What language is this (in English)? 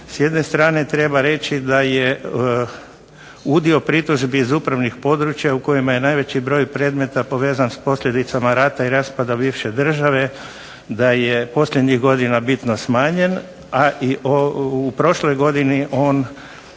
Croatian